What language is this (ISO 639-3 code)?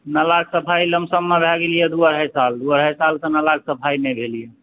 mai